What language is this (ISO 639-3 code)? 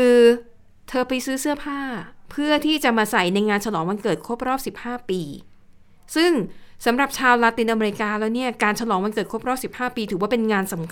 tha